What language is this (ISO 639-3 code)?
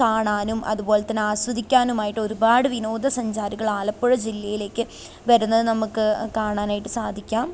mal